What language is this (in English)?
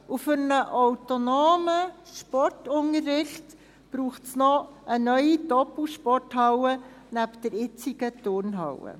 Swiss German